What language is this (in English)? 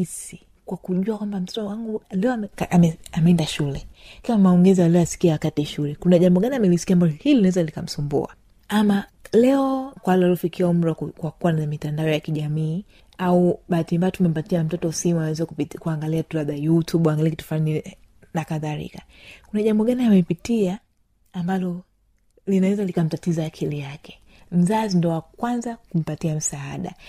Swahili